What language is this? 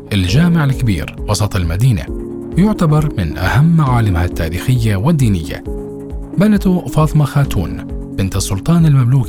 Arabic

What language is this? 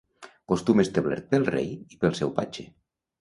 Catalan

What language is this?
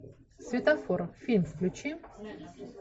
Russian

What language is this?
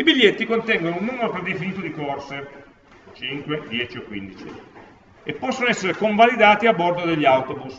Italian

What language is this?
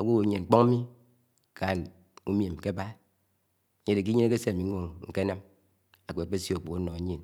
Anaang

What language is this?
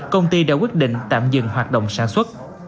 Vietnamese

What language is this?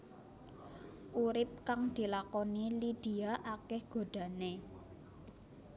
Javanese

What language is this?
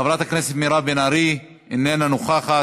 Hebrew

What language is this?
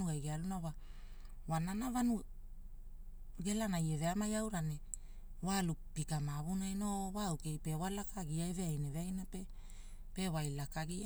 Hula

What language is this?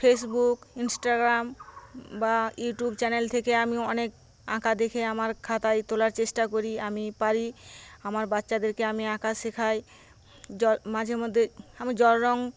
Bangla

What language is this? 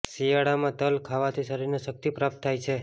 Gujarati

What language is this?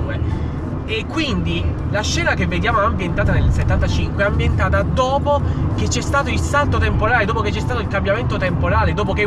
Italian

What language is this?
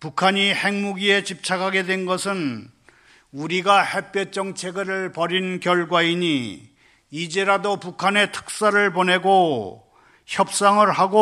Korean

